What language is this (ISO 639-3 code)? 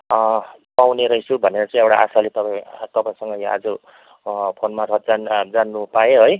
nep